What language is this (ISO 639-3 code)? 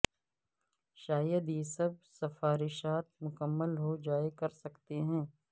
urd